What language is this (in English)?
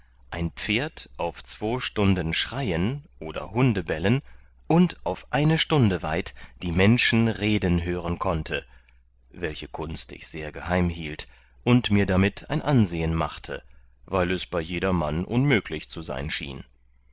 German